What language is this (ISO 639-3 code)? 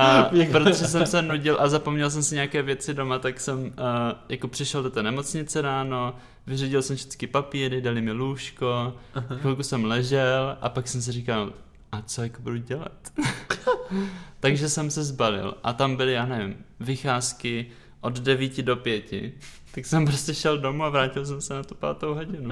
ces